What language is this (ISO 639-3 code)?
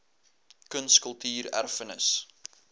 afr